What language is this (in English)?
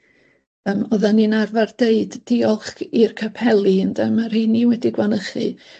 Welsh